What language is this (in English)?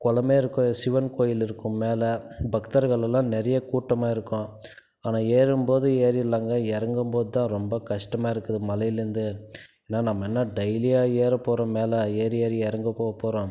Tamil